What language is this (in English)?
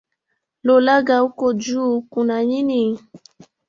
Swahili